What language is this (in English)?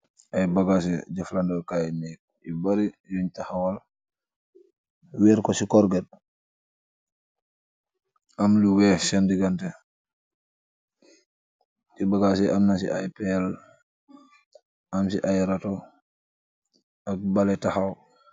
Wolof